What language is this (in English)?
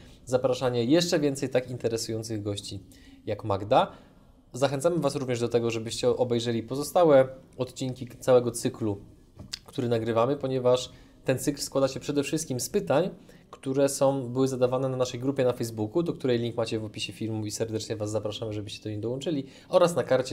Polish